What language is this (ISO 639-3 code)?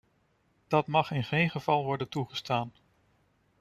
nld